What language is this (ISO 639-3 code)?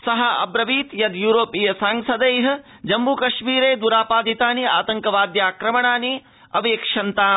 san